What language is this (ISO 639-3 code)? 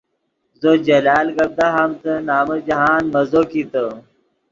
ydg